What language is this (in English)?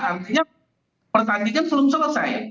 Indonesian